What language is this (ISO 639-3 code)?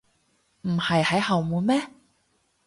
yue